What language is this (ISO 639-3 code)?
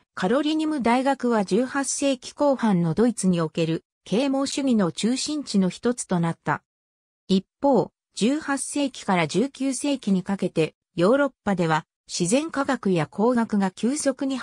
jpn